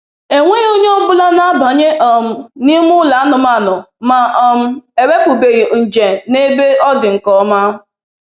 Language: Igbo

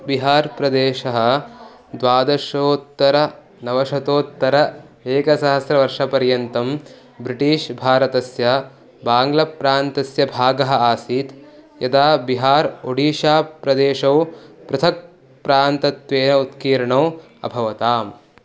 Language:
Sanskrit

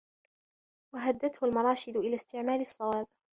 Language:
Arabic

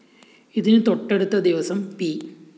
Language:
Malayalam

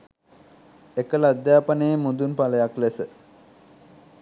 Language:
Sinhala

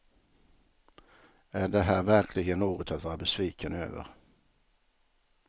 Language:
Swedish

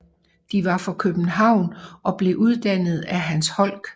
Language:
Danish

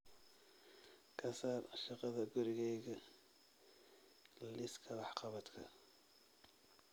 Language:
Somali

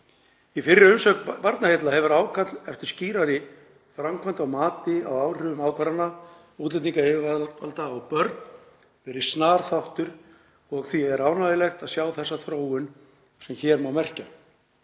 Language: Icelandic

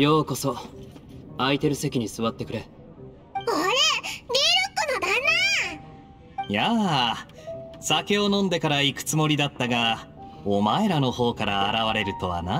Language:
Japanese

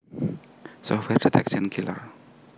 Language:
Javanese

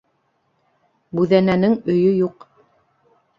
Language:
Bashkir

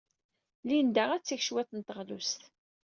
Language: Kabyle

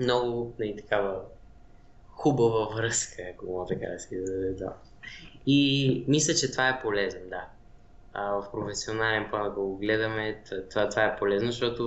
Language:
Bulgarian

